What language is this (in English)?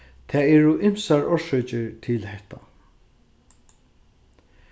Faroese